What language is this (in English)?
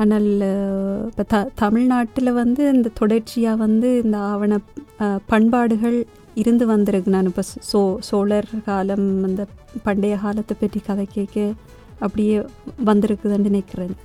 Tamil